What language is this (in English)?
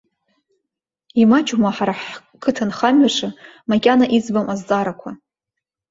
Abkhazian